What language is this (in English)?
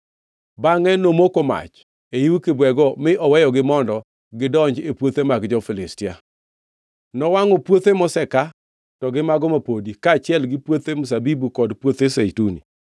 Luo (Kenya and Tanzania)